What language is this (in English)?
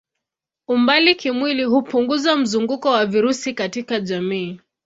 Swahili